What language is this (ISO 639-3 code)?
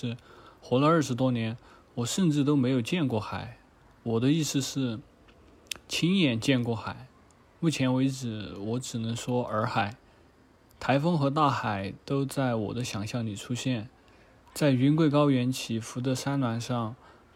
zho